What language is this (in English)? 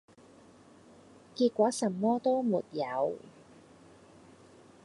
Cantonese